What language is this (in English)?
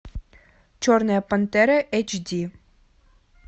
Russian